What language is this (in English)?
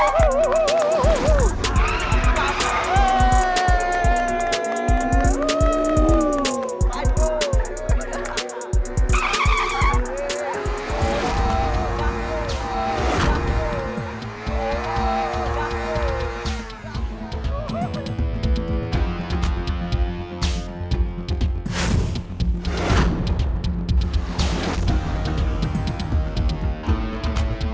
Indonesian